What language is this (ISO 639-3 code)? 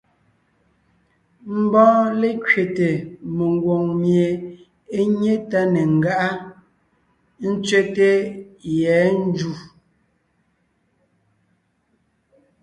nnh